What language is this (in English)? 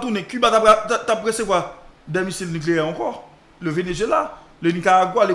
French